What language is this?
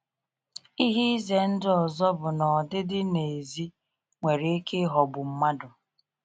Igbo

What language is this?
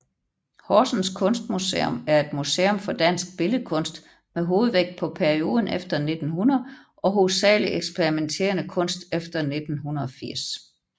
Danish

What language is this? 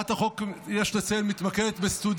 Hebrew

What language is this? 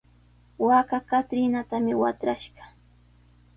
Sihuas Ancash Quechua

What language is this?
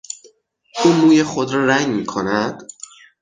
Persian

